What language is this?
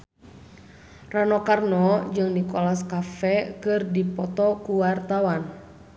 Sundanese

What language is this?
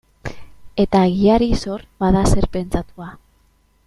Basque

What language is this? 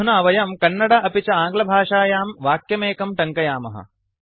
Sanskrit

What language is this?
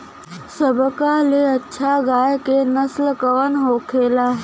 Bhojpuri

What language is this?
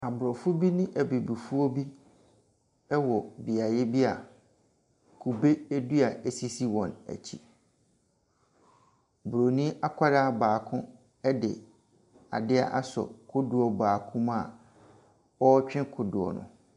Akan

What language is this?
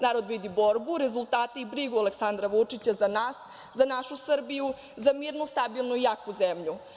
Serbian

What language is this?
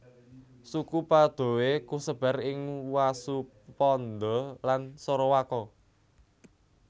Javanese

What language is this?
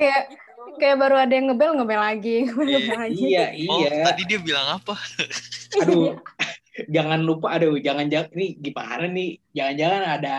Indonesian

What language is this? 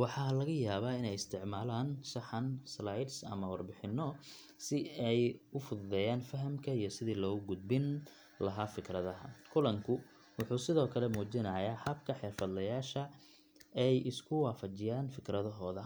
Somali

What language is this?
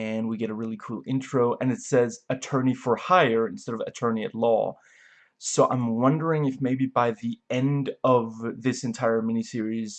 English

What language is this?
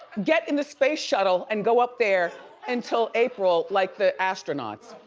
English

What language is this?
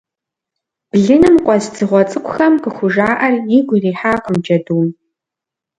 Kabardian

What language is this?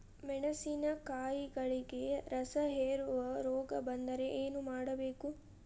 Kannada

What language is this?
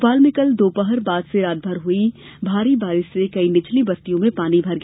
Hindi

